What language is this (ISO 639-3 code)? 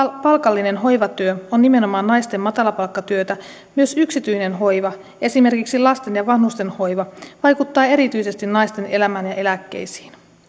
fin